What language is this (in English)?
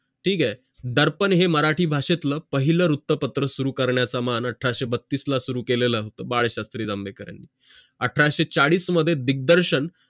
Marathi